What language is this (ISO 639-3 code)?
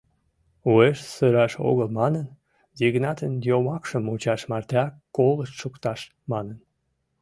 chm